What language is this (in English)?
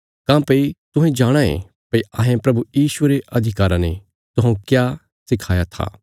Bilaspuri